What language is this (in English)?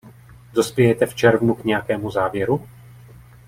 Czech